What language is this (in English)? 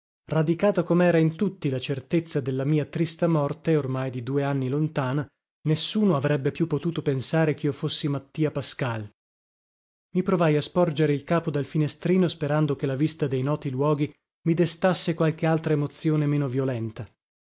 Italian